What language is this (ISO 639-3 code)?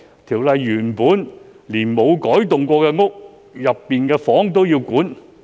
yue